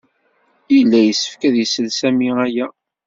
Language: Kabyle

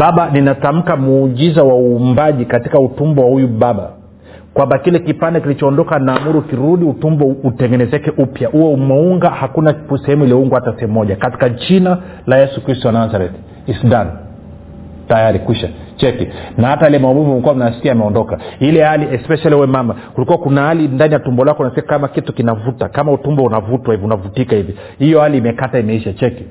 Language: Swahili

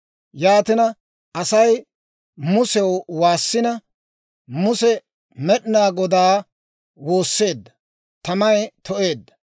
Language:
Dawro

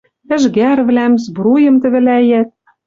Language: Western Mari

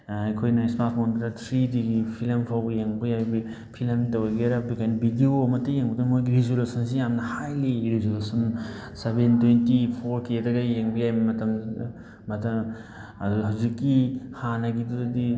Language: Manipuri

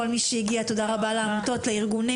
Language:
Hebrew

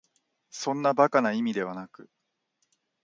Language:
Japanese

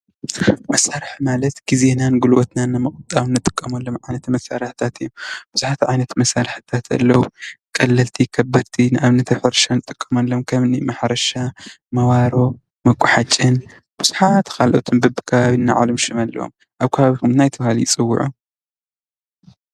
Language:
Tigrinya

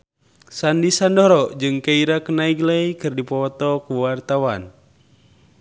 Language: Sundanese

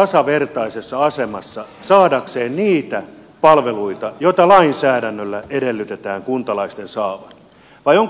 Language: Finnish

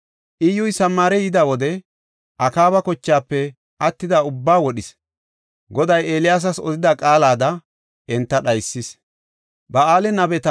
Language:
Gofa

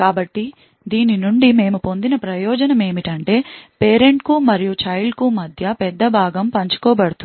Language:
Telugu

